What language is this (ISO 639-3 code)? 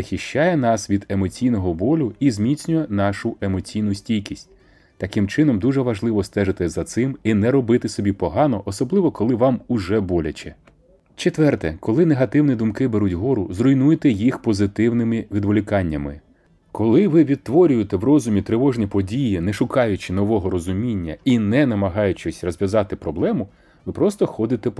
ukr